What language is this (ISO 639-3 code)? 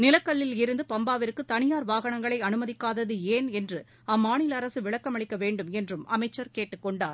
tam